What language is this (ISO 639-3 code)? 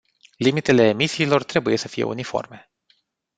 ron